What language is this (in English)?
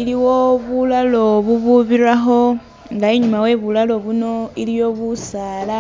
Masaaba